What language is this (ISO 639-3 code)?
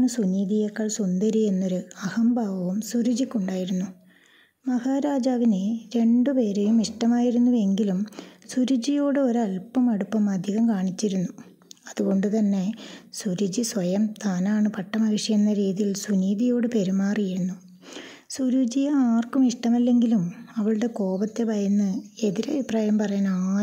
mal